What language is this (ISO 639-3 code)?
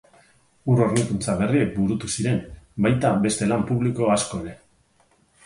eus